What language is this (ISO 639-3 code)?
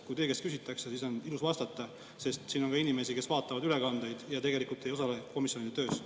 est